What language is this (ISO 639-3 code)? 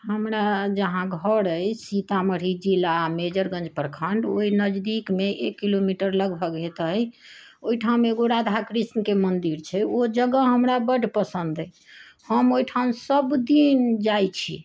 mai